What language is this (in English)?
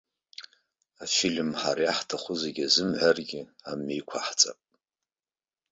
Abkhazian